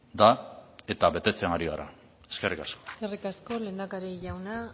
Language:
Basque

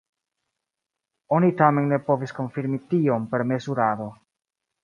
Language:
Esperanto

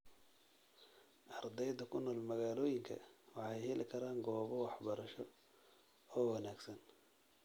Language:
Somali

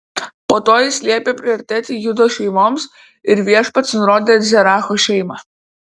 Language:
Lithuanian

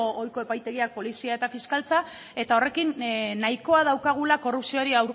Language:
Basque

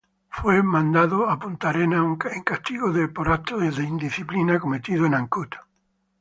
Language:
Spanish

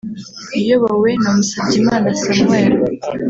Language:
Kinyarwanda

